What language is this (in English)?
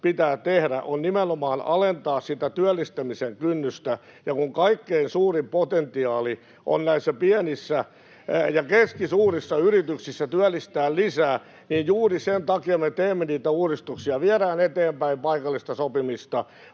Finnish